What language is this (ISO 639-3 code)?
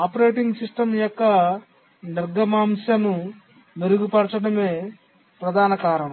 tel